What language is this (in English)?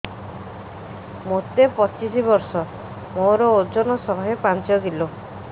Odia